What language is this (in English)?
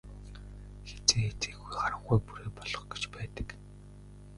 Mongolian